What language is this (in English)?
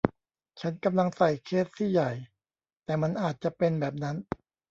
Thai